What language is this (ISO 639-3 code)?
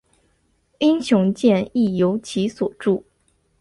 zho